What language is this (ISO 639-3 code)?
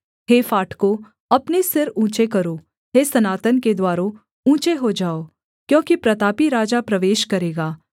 hin